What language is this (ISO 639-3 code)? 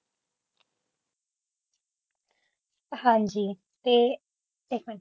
pan